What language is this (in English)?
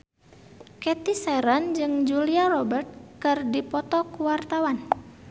Sundanese